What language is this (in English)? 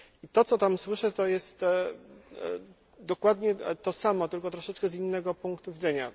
Polish